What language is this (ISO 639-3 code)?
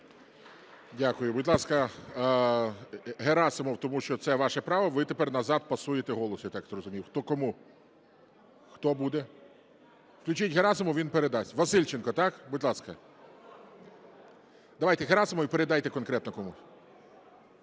ukr